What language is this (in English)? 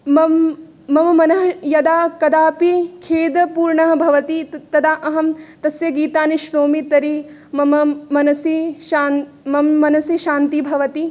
Sanskrit